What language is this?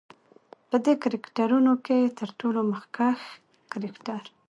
Pashto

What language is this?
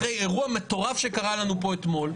Hebrew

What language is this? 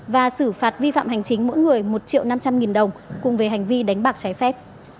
Vietnamese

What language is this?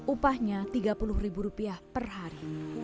Indonesian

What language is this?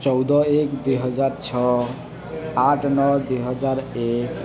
Odia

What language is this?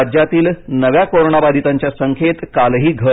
Marathi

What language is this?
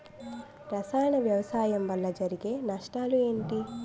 Telugu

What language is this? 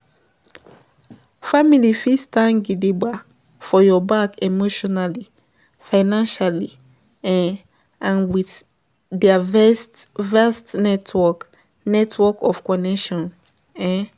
Nigerian Pidgin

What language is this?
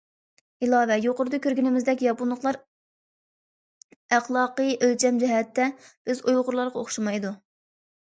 Uyghur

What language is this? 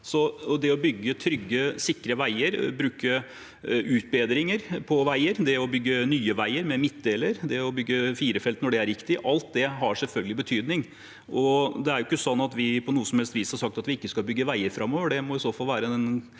Norwegian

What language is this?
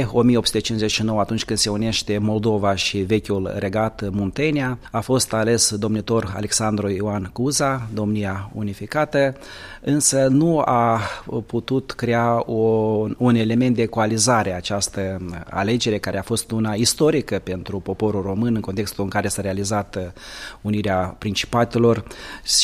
Romanian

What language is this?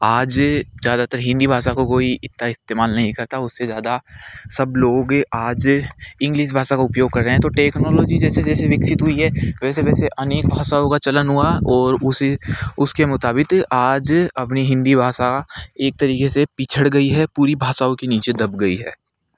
Hindi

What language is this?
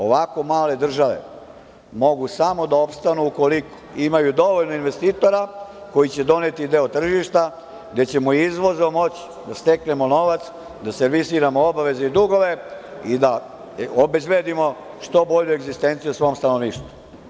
Serbian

